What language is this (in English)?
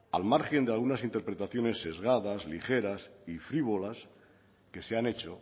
Spanish